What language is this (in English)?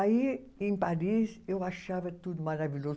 Portuguese